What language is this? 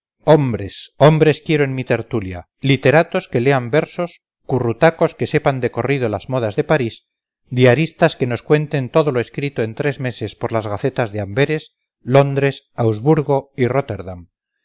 Spanish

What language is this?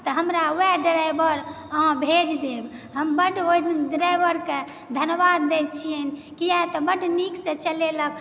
Maithili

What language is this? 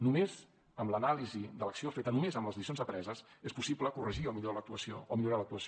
Catalan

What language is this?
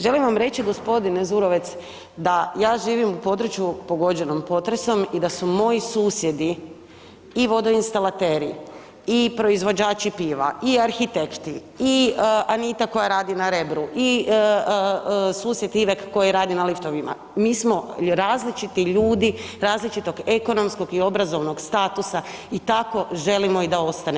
Croatian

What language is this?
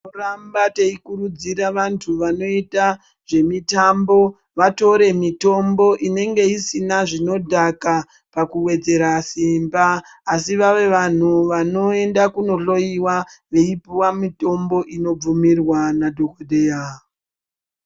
Ndau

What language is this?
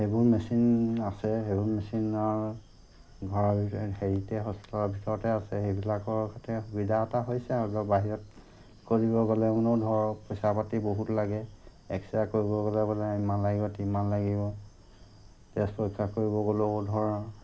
Assamese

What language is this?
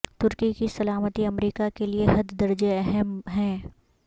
Urdu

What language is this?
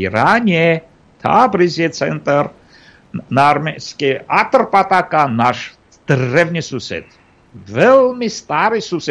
Slovak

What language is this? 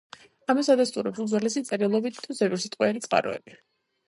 Georgian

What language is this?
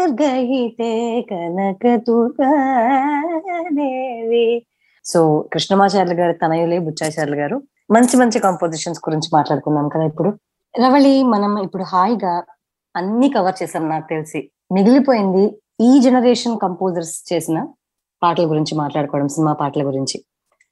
Telugu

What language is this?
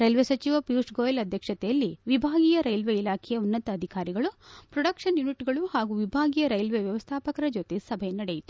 Kannada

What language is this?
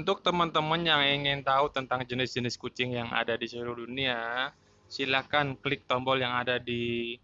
Indonesian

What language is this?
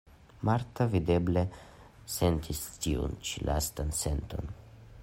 Esperanto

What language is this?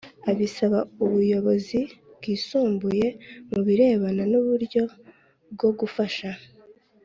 Kinyarwanda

